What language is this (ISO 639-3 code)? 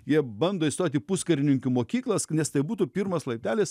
lit